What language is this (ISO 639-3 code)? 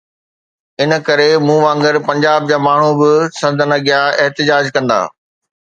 snd